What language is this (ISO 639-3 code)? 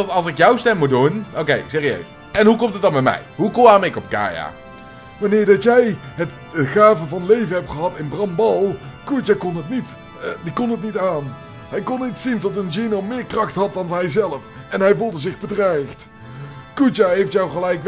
nld